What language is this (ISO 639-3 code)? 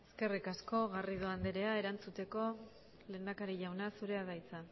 eus